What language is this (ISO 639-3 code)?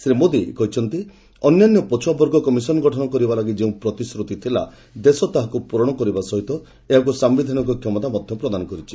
ori